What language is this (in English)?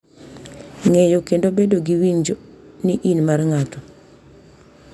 Luo (Kenya and Tanzania)